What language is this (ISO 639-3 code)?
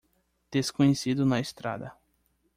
por